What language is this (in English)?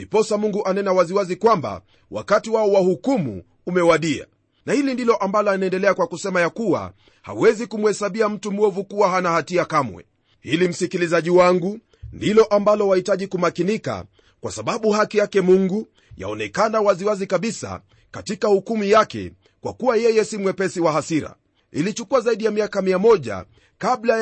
Swahili